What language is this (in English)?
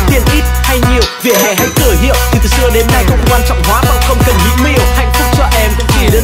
Vietnamese